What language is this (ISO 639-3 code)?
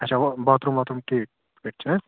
kas